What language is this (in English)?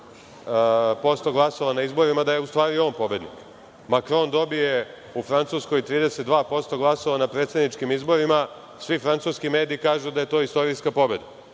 Serbian